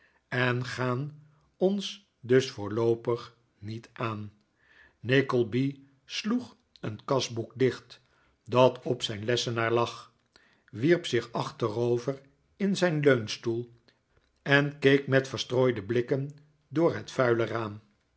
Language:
Dutch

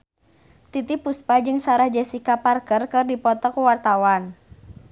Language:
Sundanese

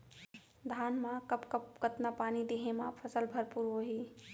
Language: Chhattisgarhi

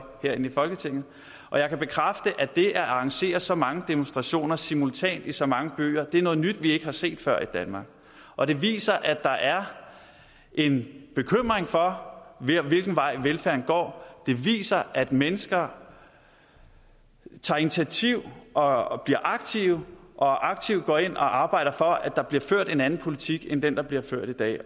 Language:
Danish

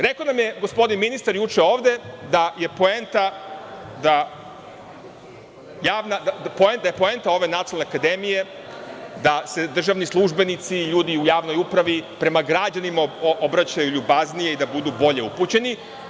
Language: Serbian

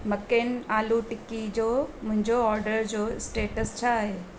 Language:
Sindhi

